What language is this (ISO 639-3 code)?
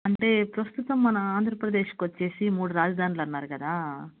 tel